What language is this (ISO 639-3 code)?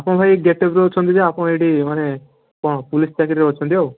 ori